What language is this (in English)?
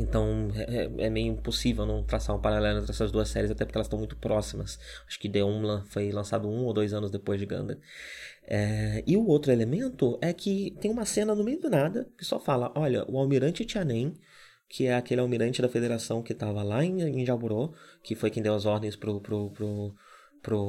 Portuguese